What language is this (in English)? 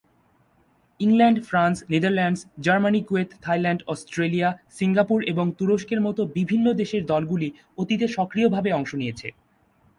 Bangla